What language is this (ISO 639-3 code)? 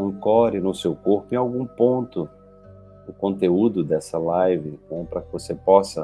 por